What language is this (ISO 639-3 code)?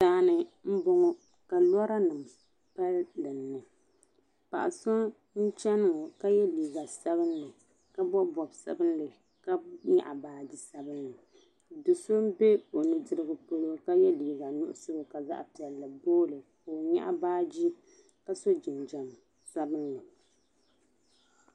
dag